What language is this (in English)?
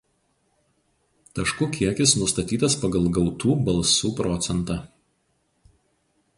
Lithuanian